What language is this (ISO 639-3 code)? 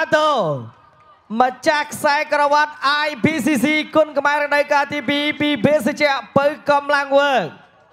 tha